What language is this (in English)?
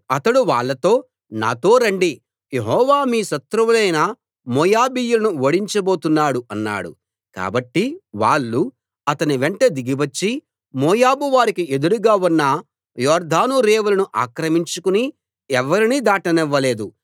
Telugu